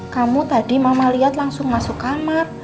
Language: Indonesian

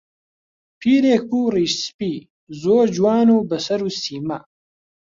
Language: Central Kurdish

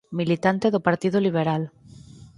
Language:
Galician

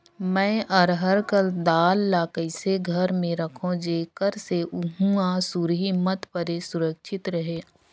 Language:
Chhattisgarhi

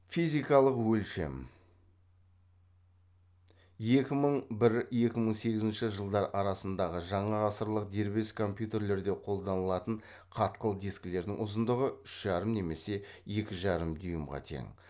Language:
Kazakh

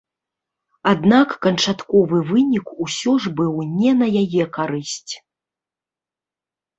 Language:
Belarusian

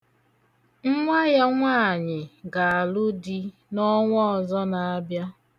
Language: Igbo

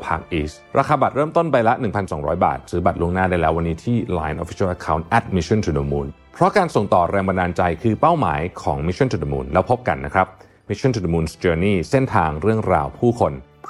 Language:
Thai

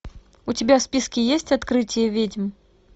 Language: Russian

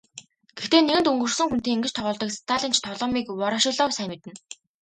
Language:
Mongolian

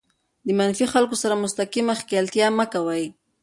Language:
Pashto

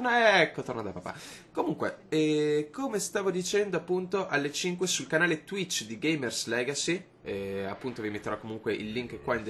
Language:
Italian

